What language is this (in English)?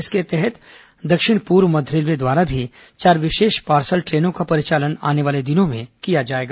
Hindi